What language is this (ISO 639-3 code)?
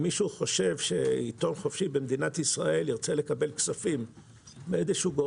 heb